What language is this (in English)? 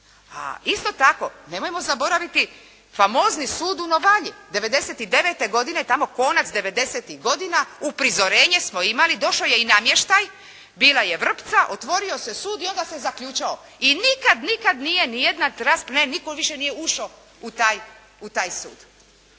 Croatian